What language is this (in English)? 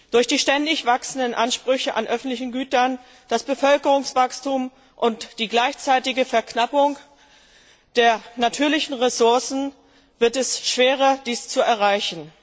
German